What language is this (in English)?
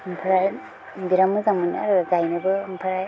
Bodo